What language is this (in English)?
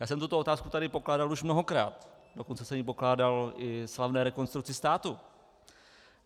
Czech